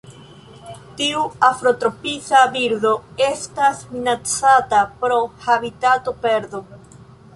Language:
Esperanto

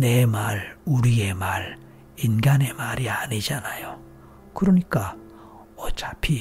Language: Korean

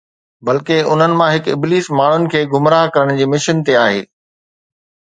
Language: Sindhi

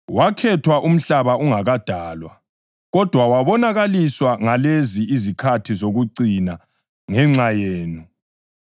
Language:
North Ndebele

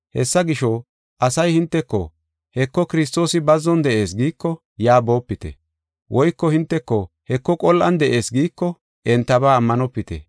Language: Gofa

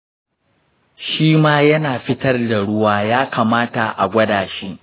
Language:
Hausa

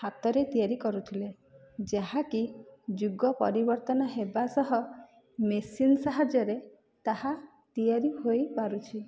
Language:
Odia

